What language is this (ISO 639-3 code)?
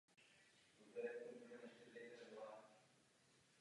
ces